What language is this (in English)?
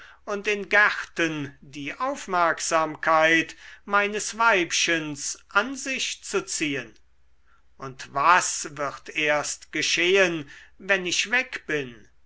German